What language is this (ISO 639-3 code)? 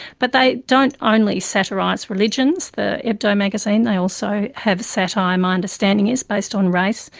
eng